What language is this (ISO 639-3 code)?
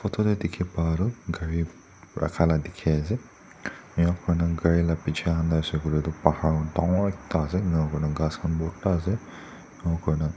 nag